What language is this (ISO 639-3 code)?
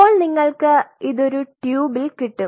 mal